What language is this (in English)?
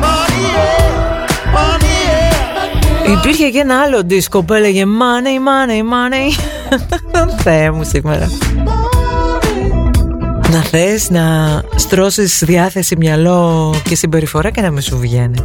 Greek